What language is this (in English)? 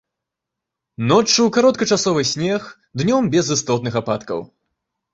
Belarusian